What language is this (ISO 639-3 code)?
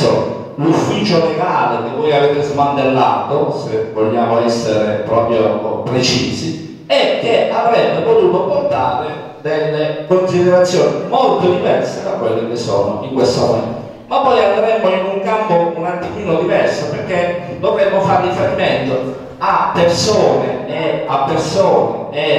ita